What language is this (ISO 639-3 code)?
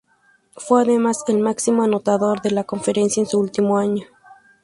spa